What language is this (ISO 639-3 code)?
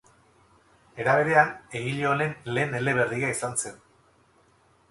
eus